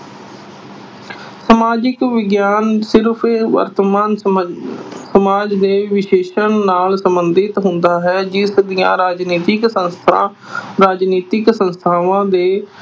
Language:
Punjabi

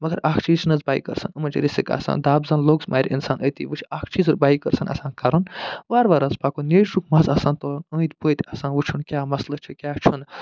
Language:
Kashmiri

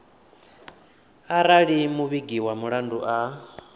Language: Venda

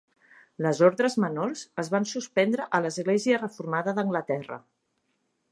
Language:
Catalan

